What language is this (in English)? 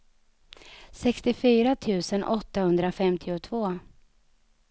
Swedish